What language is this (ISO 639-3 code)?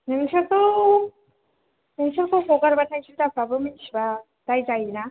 brx